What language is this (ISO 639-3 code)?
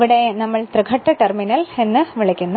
mal